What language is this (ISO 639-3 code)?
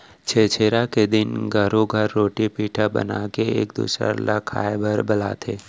hne